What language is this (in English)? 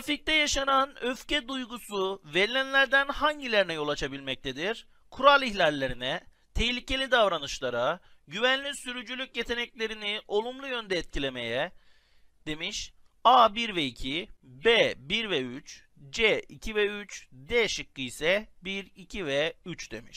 Turkish